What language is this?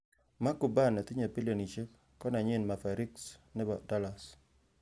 Kalenjin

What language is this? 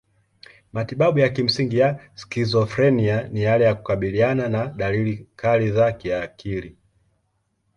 Swahili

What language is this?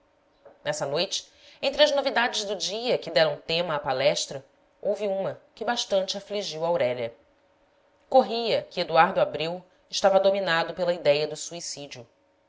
Portuguese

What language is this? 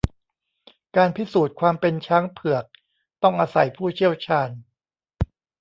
Thai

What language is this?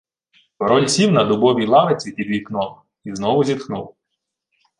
Ukrainian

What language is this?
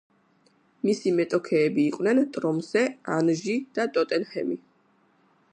Georgian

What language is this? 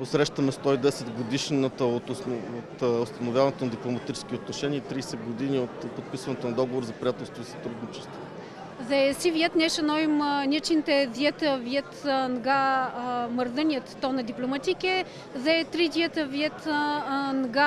Romanian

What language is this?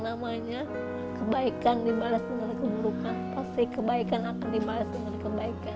Indonesian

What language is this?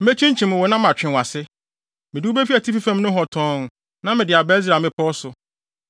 Akan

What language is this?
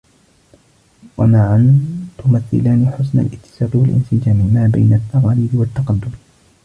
Arabic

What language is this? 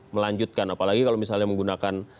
Indonesian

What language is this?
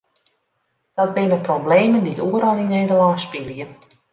Western Frisian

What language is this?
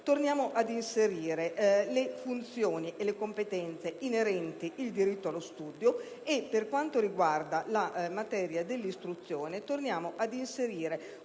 Italian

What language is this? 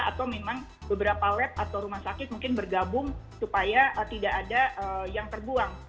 Indonesian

